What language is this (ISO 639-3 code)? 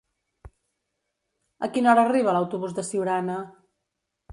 cat